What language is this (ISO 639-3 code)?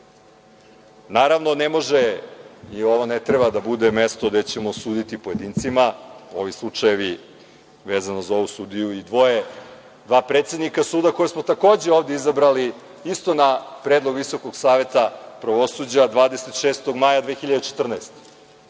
srp